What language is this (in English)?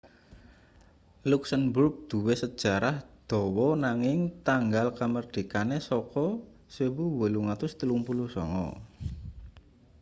Javanese